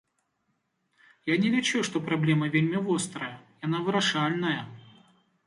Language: Belarusian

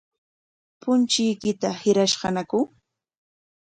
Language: Corongo Ancash Quechua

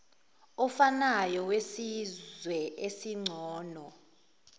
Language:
Zulu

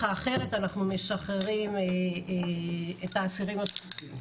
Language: Hebrew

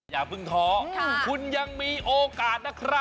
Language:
Thai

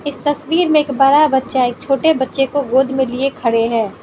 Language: Hindi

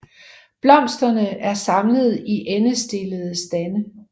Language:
Danish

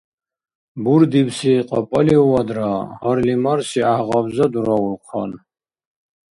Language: Dargwa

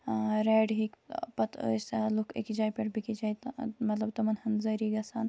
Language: Kashmiri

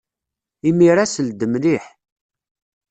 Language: Kabyle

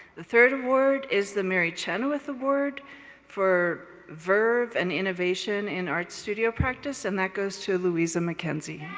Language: English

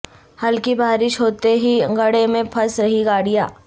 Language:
Urdu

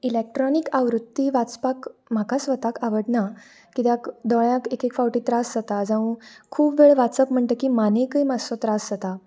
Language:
Konkani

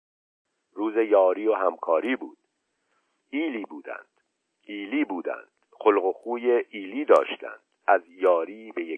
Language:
Persian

